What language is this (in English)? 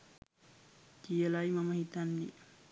Sinhala